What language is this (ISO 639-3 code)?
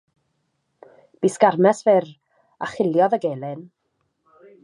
cym